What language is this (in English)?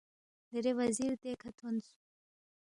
Balti